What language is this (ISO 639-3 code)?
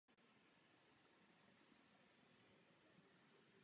ces